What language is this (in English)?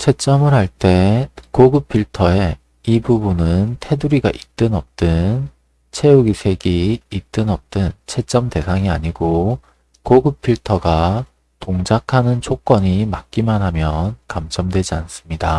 Korean